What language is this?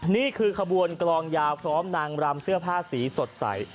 Thai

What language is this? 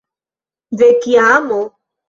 Esperanto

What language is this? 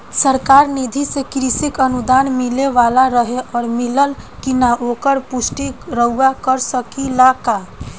Bhojpuri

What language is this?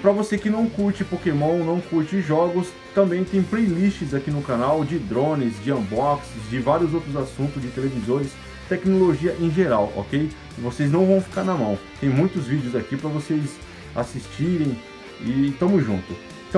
Portuguese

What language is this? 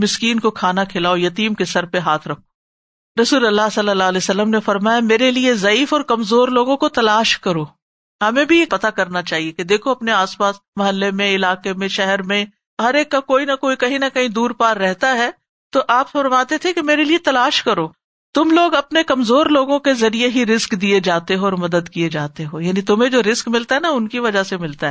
Urdu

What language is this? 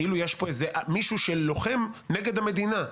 Hebrew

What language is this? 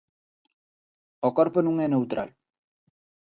Galician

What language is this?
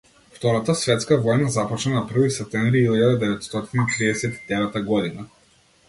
Macedonian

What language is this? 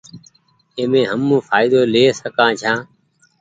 Goaria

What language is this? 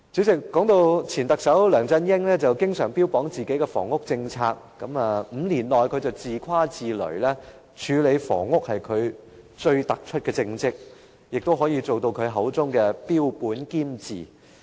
Cantonese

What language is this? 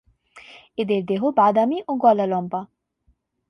Bangla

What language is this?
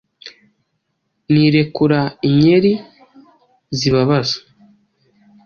Kinyarwanda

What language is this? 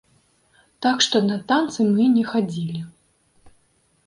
Belarusian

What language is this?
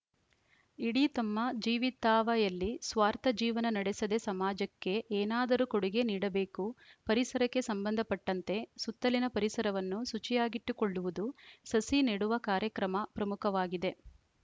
Kannada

